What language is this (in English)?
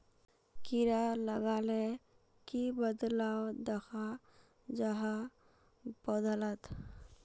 Magahi